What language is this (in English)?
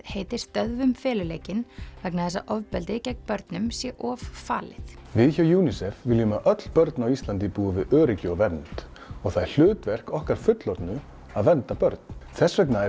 Icelandic